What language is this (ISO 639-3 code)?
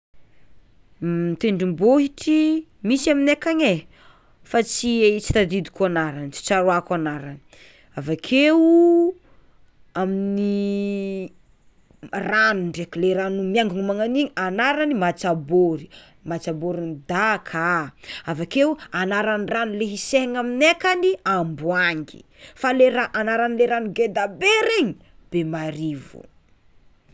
xmw